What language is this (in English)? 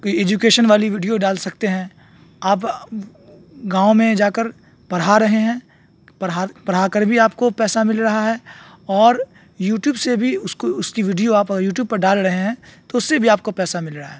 Urdu